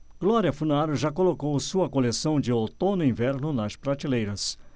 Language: Portuguese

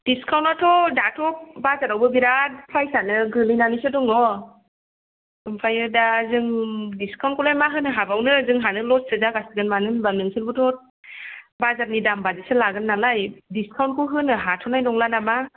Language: Bodo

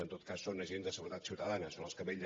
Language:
Catalan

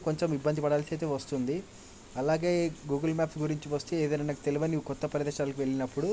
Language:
Telugu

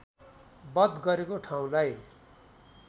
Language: Nepali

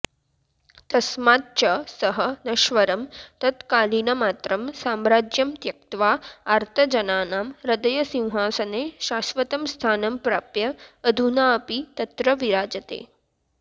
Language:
Sanskrit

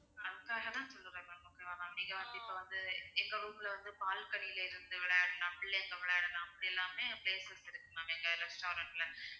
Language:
Tamil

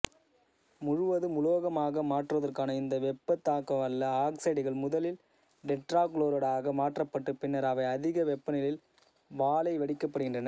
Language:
Tamil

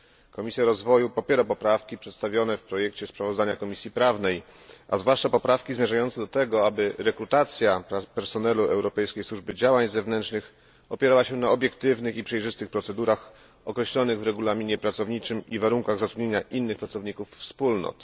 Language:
Polish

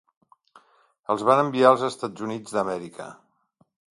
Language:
Catalan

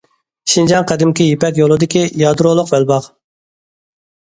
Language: Uyghur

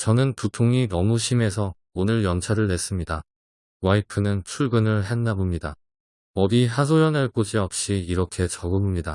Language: Korean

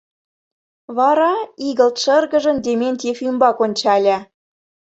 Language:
Mari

